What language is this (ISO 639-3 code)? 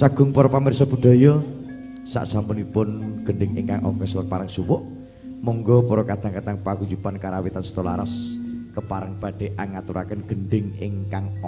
ind